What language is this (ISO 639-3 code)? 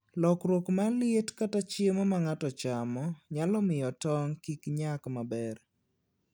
luo